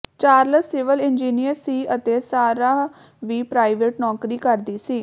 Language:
Punjabi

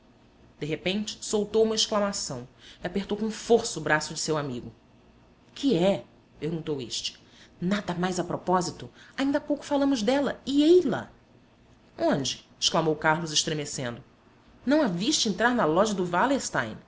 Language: Portuguese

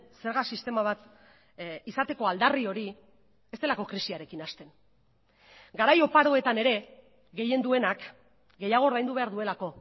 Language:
Basque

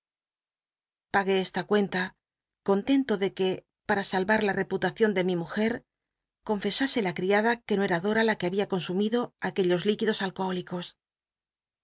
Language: Spanish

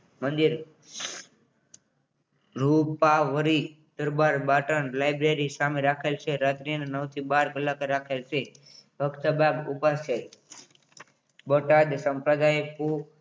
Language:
Gujarati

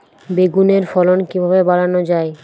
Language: Bangla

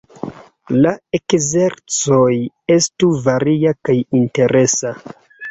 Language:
Esperanto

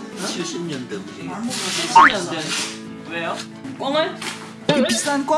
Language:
Korean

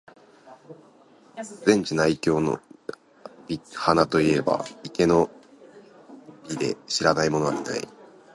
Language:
Japanese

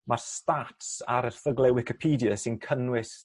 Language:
Welsh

